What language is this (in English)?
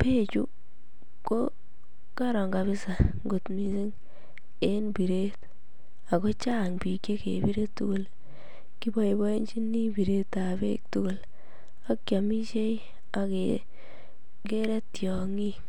Kalenjin